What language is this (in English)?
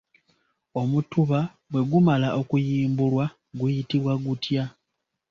Ganda